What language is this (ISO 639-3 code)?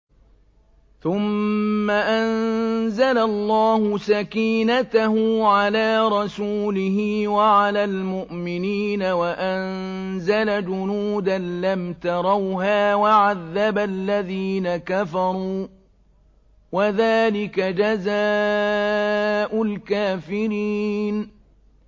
ara